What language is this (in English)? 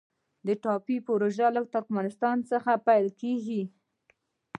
Pashto